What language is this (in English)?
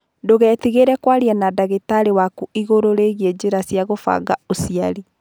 Kikuyu